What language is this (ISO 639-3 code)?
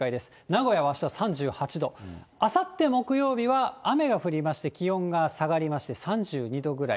jpn